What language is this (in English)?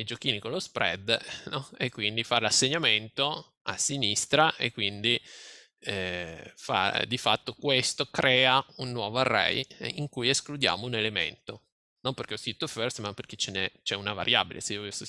Italian